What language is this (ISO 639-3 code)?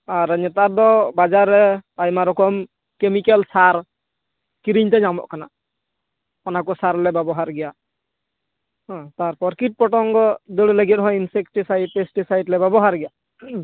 sat